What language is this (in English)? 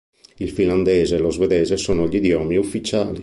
Italian